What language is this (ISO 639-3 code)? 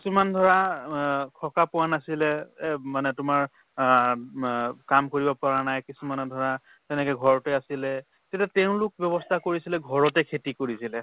asm